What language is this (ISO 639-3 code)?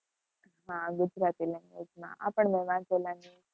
guj